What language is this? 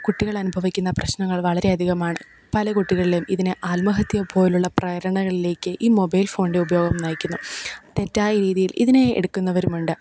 Malayalam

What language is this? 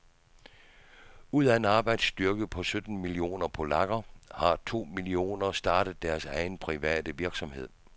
Danish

